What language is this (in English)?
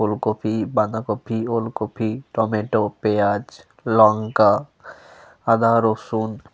Bangla